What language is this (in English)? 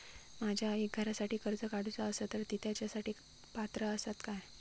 Marathi